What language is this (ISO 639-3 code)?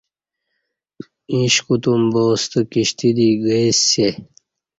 bsh